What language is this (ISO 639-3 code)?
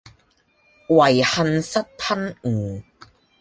yue